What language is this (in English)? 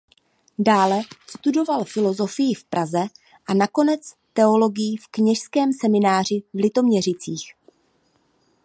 Czech